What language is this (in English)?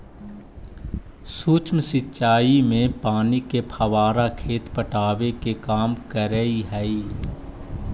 Magahi